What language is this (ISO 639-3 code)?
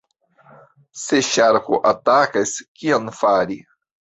epo